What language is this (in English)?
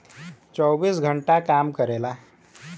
Bhojpuri